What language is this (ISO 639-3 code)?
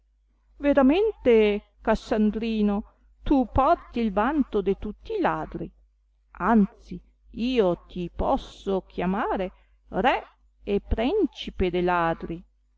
ita